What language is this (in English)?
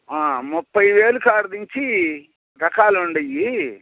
Telugu